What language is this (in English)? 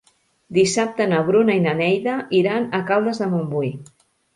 Catalan